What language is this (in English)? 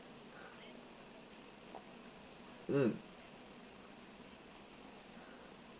English